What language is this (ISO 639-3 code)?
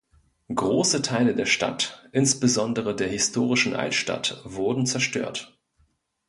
deu